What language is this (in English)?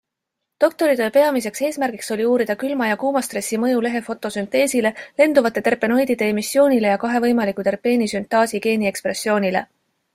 Estonian